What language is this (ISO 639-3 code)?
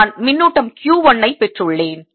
tam